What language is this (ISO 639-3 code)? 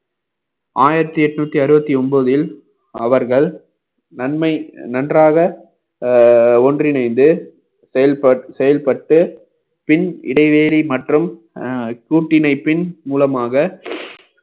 tam